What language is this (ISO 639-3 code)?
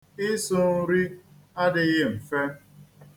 ibo